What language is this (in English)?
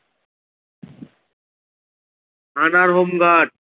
Bangla